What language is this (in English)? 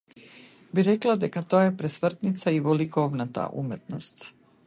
Macedonian